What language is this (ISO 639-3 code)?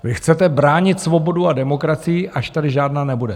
ces